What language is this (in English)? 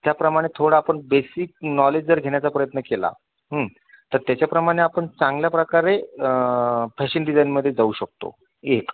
Marathi